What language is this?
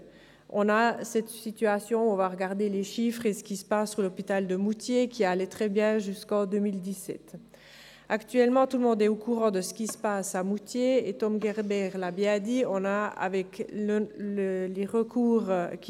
Swiss German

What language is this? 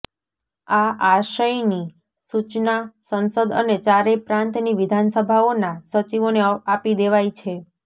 Gujarati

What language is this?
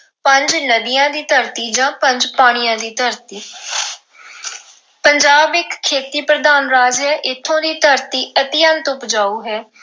Punjabi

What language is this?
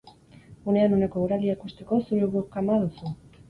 Basque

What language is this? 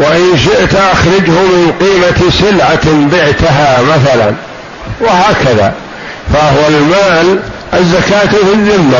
Arabic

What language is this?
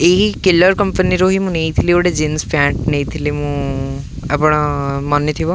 Odia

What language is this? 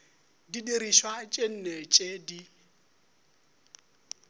Northern Sotho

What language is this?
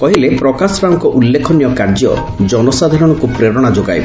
Odia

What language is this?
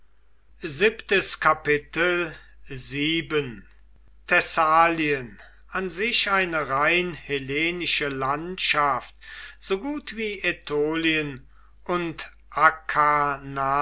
German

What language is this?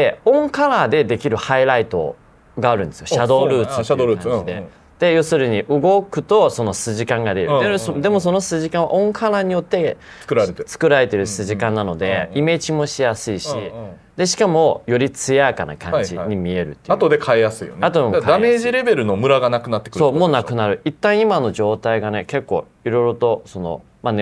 Japanese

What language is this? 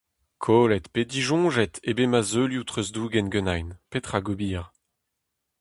Breton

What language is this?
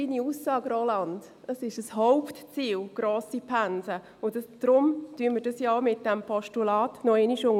Swiss German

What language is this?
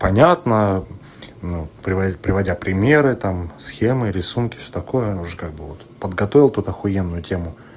Russian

